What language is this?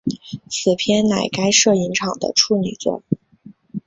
Chinese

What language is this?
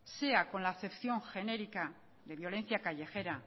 Spanish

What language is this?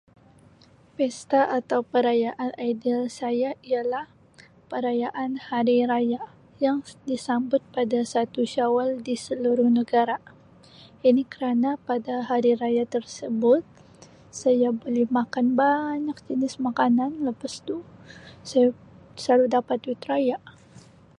Sabah Malay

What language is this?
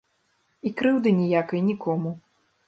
Belarusian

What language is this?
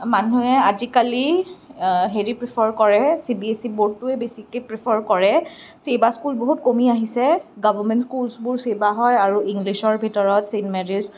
Assamese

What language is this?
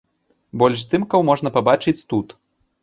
Belarusian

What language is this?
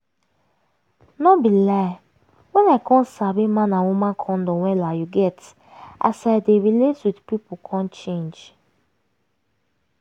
Nigerian Pidgin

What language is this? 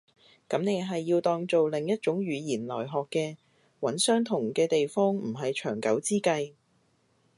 Cantonese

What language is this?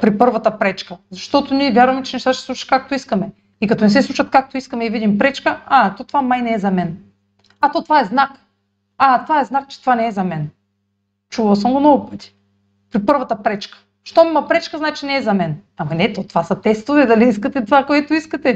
Bulgarian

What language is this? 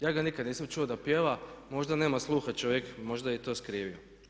Croatian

